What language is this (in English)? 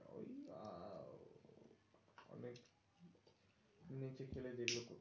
Bangla